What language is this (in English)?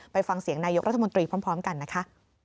Thai